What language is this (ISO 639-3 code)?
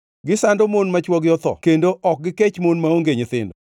luo